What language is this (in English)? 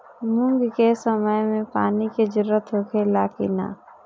Bhojpuri